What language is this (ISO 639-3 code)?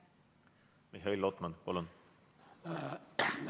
est